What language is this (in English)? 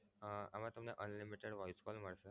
Gujarati